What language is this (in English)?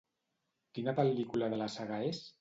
Catalan